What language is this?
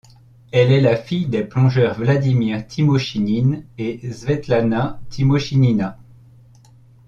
French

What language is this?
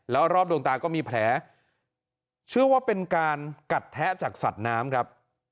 Thai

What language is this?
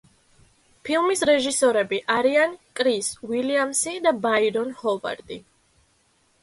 Georgian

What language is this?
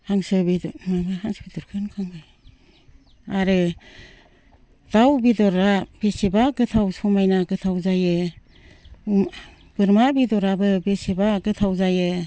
Bodo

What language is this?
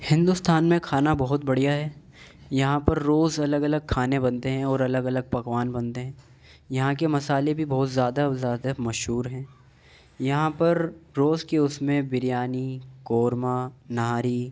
Urdu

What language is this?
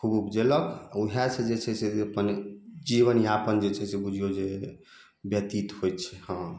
Maithili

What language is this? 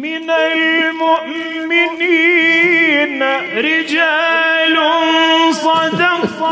Arabic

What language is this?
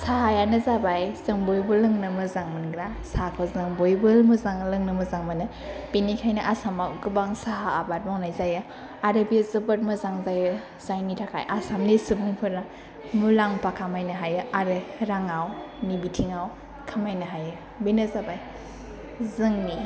Bodo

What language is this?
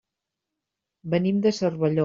Catalan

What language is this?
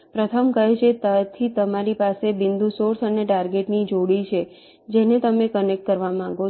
Gujarati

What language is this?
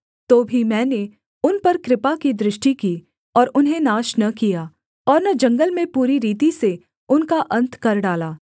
Hindi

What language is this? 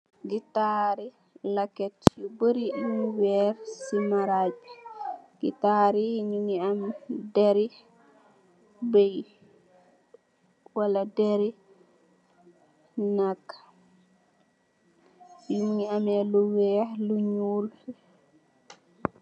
Wolof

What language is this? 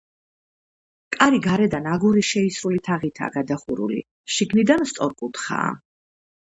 Georgian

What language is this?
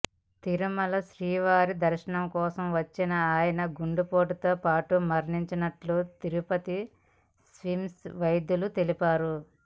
Telugu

